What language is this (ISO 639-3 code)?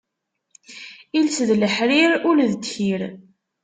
kab